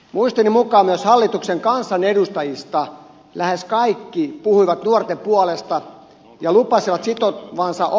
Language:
Finnish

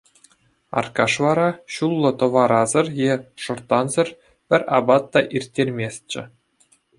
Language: Chuvash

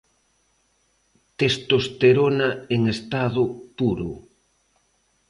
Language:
Galician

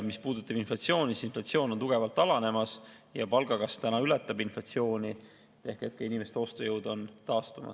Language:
Estonian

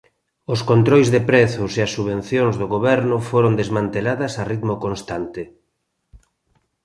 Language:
Galician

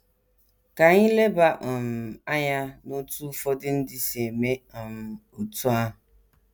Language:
Igbo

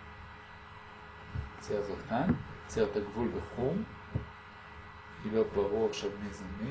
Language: Hebrew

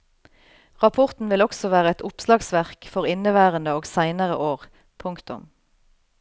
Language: Norwegian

